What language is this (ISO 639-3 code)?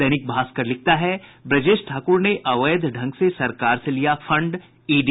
hin